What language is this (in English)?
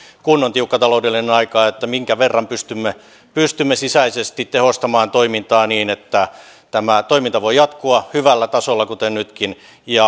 Finnish